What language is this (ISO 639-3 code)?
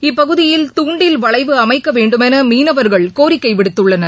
tam